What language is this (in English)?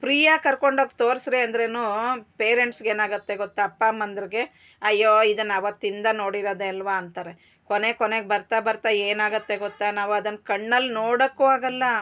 Kannada